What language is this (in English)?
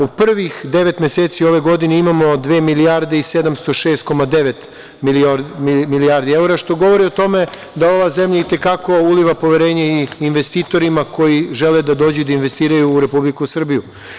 Serbian